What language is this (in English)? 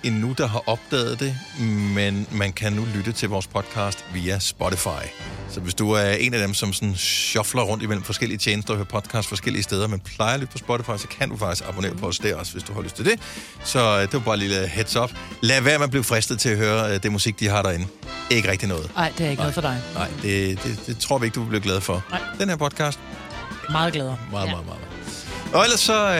Danish